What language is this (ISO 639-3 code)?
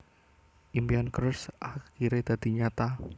jav